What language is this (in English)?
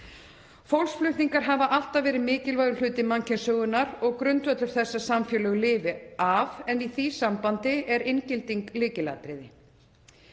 Icelandic